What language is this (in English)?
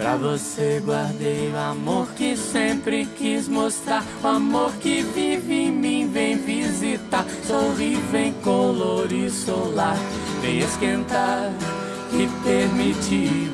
Portuguese